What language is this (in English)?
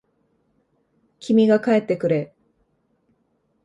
Japanese